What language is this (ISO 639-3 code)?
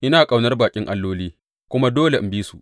hau